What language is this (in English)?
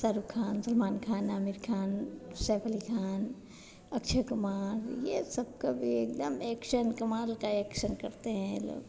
Hindi